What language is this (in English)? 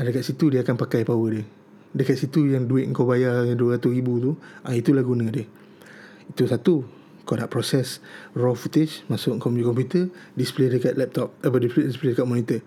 Malay